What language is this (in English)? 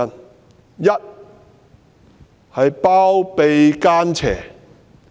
Cantonese